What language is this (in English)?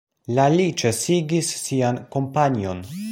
Esperanto